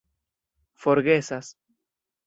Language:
Esperanto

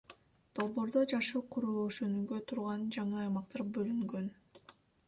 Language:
Kyrgyz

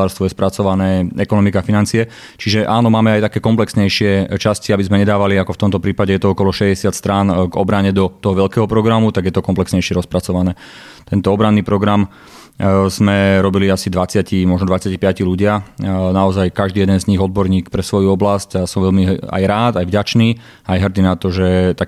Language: Slovak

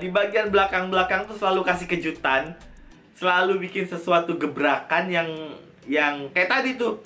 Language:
Indonesian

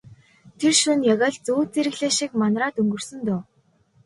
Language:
Mongolian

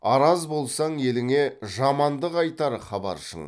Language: Kazakh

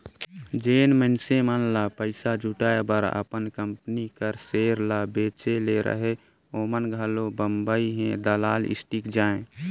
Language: Chhattisgarhi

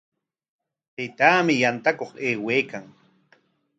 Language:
Corongo Ancash Quechua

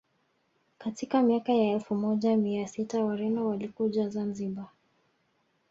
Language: Swahili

